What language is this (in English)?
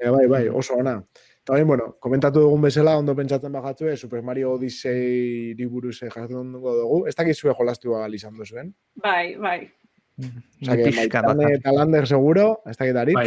Spanish